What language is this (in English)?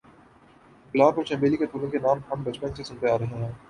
Urdu